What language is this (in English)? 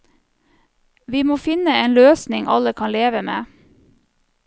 Norwegian